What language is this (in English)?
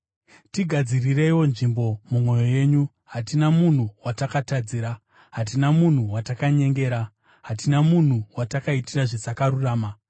Shona